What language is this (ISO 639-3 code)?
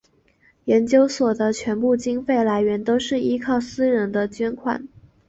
zho